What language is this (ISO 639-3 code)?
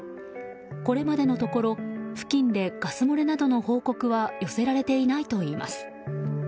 jpn